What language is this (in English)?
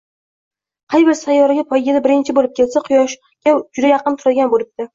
Uzbek